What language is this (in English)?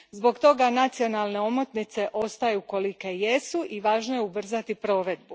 Croatian